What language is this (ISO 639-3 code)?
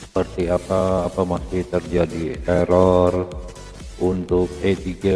ind